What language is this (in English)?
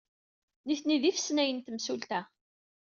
Kabyle